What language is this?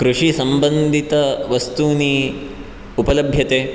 Sanskrit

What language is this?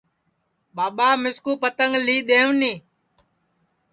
Sansi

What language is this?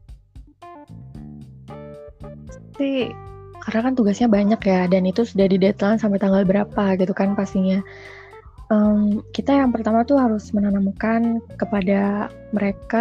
Indonesian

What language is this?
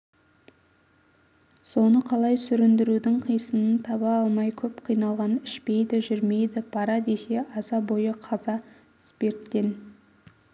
Kazakh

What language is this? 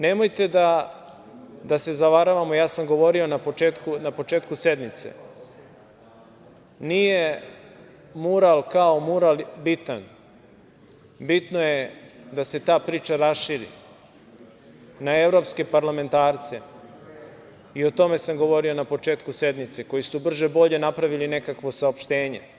Serbian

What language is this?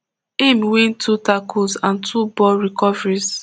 Nigerian Pidgin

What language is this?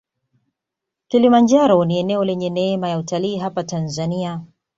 Swahili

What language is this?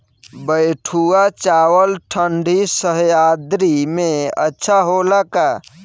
Bhojpuri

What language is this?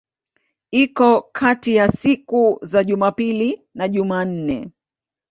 Swahili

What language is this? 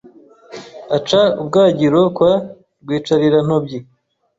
Kinyarwanda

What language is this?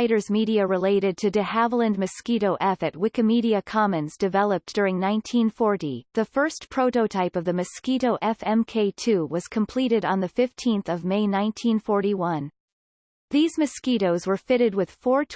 English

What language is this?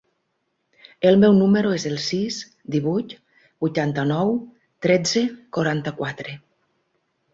Catalan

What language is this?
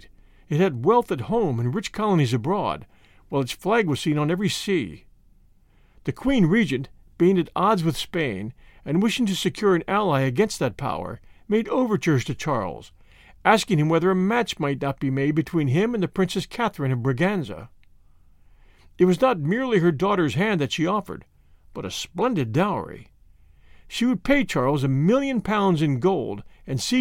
English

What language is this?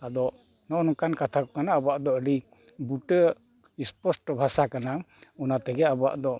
Santali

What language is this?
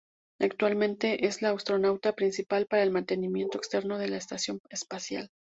Spanish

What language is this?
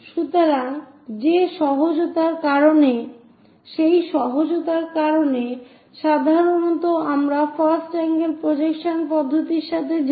Bangla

